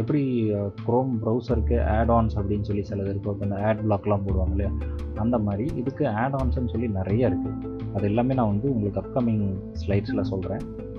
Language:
Tamil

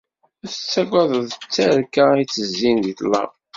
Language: Kabyle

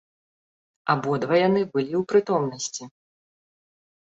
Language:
Belarusian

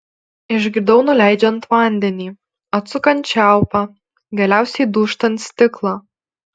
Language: Lithuanian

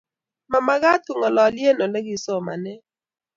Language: Kalenjin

